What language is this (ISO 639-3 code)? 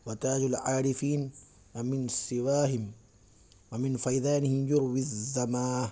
urd